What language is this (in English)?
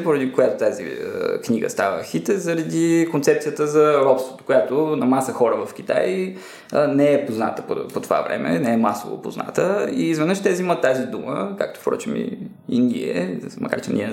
Bulgarian